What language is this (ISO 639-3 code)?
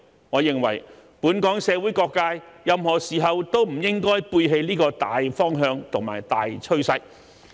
yue